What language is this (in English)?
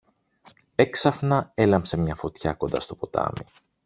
Greek